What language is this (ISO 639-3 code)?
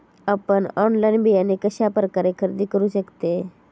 mar